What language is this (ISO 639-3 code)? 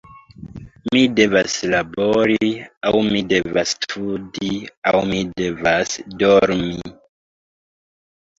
epo